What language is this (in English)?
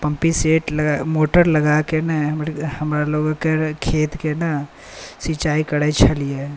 Maithili